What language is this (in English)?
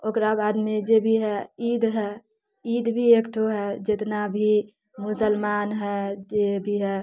Maithili